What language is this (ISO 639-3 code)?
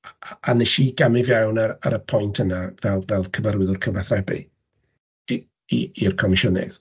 cym